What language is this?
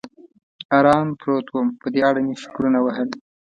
Pashto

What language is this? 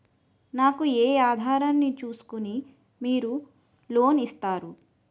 Telugu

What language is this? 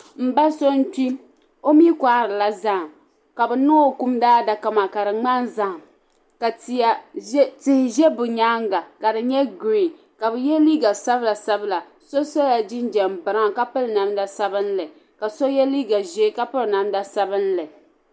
Dagbani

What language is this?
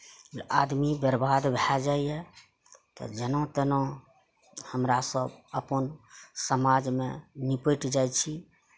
Maithili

